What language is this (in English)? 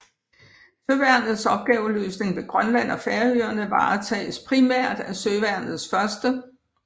Danish